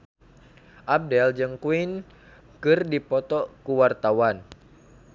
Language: Sundanese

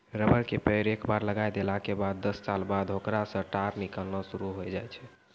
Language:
Maithili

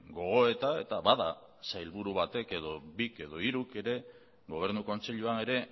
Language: Basque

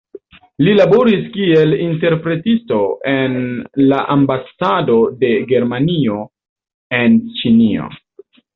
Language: Esperanto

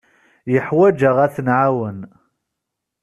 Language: Kabyle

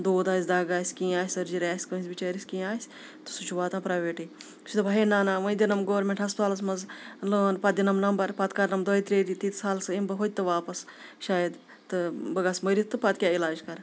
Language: Kashmiri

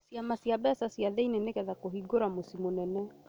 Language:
Kikuyu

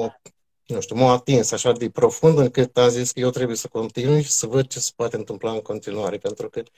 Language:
Romanian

